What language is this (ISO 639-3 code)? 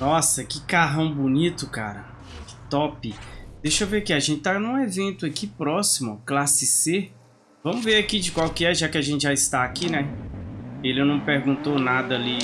por